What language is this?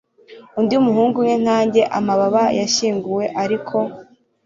Kinyarwanda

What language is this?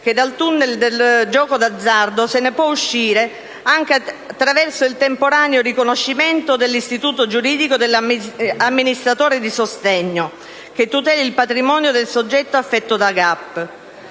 Italian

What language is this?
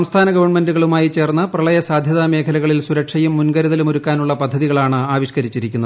Malayalam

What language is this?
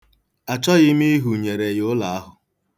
Igbo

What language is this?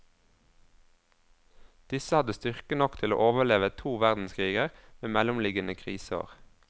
Norwegian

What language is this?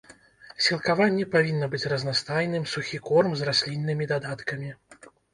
Belarusian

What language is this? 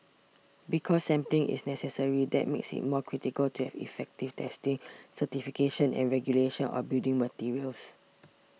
English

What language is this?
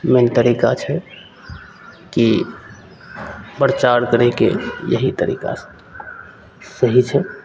Maithili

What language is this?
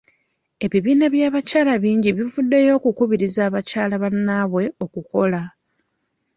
Ganda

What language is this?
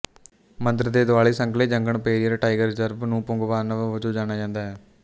Punjabi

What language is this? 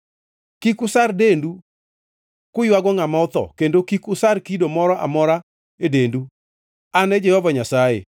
Luo (Kenya and Tanzania)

